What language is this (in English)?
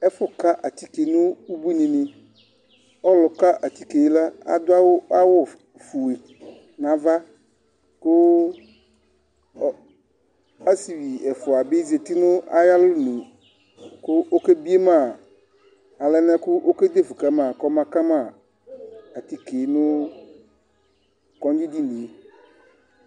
Ikposo